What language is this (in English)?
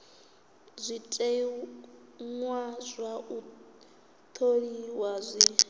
Venda